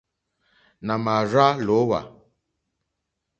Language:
Mokpwe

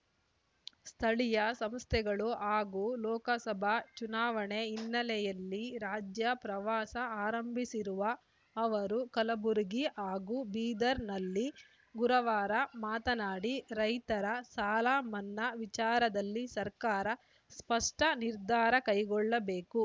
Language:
Kannada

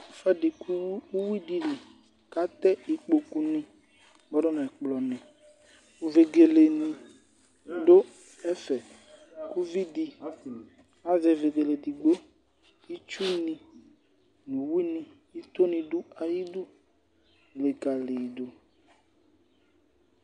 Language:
Ikposo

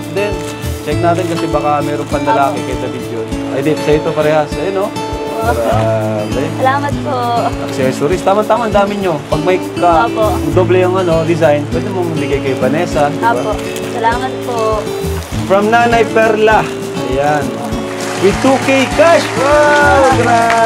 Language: Filipino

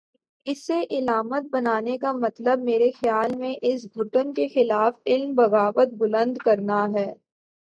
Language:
Urdu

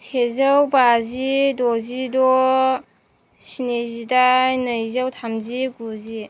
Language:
Bodo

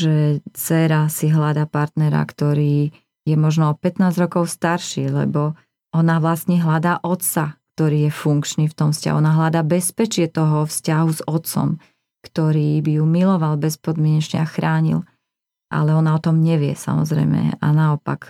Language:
Slovak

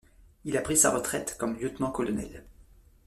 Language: French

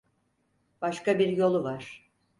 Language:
Turkish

